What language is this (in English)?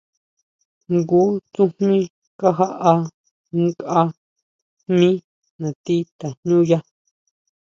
Huautla Mazatec